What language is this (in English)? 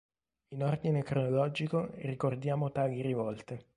Italian